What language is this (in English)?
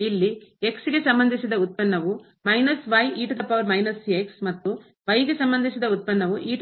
Kannada